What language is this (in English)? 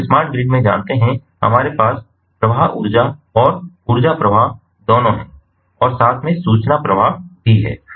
Hindi